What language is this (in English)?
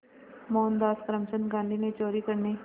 Hindi